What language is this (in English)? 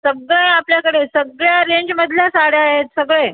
Marathi